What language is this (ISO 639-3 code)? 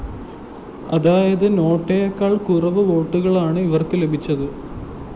mal